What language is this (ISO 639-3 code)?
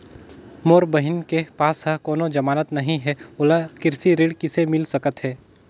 hne